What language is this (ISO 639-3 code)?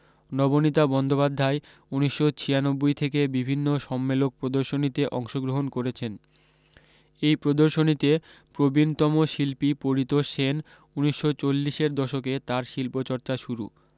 ben